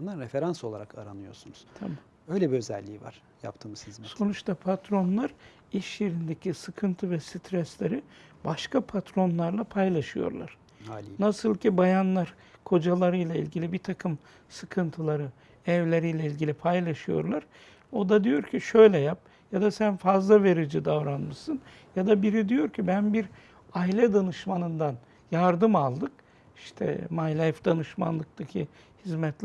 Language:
Turkish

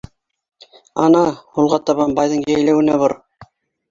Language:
Bashkir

